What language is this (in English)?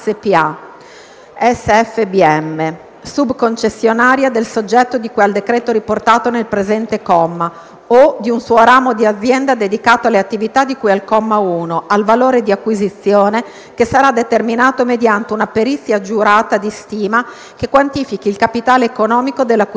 Italian